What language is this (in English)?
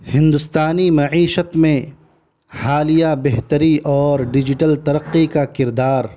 Urdu